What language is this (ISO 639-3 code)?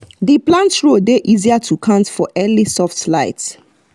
pcm